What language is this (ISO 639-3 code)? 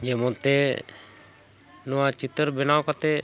sat